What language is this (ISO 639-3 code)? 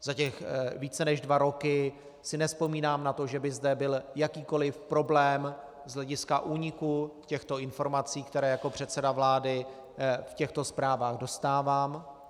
ces